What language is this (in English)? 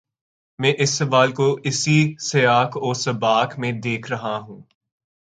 Urdu